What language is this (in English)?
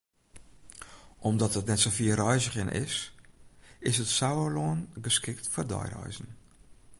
Western Frisian